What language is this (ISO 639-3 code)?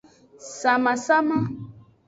ajg